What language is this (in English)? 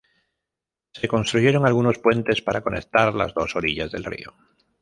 Spanish